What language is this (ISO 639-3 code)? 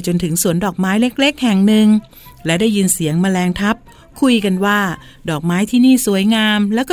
tha